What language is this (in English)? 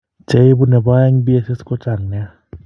Kalenjin